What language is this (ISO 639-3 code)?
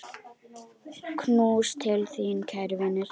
isl